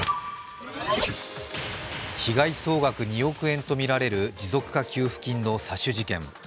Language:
Japanese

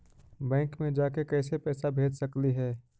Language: Magahi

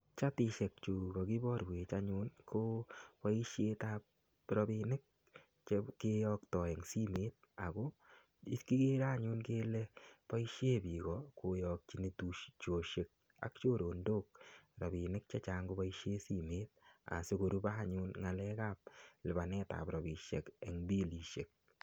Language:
Kalenjin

